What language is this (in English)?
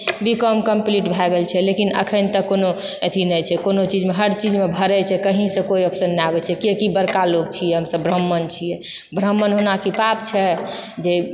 Maithili